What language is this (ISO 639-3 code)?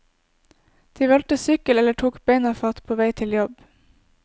nor